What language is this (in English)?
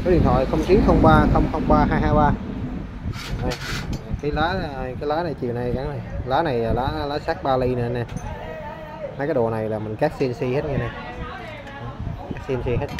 Vietnamese